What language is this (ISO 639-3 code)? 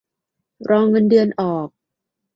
tha